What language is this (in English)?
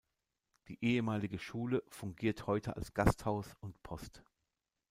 German